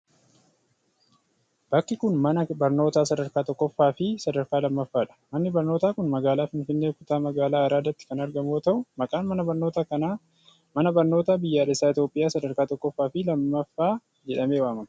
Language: Oromo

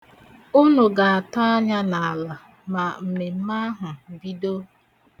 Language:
Igbo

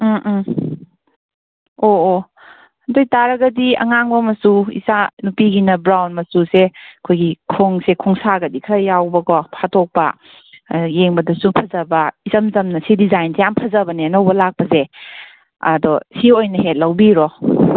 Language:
Manipuri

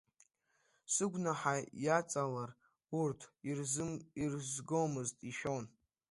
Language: Abkhazian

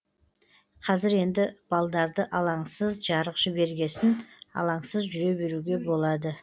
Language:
Kazakh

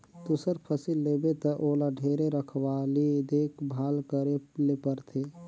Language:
Chhattisgarhi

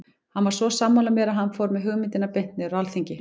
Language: Icelandic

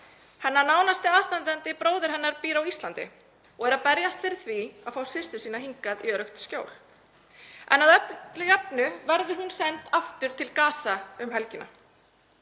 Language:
Icelandic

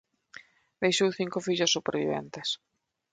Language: Galician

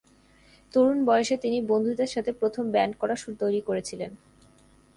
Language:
Bangla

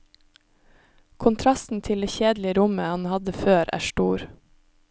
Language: Norwegian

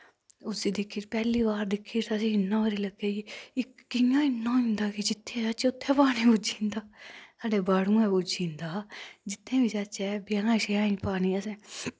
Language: Dogri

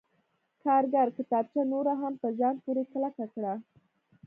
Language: Pashto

